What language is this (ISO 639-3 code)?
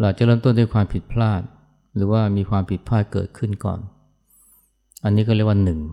tha